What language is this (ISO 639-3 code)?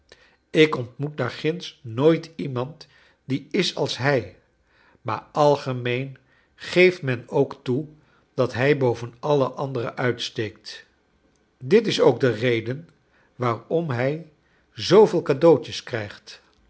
nld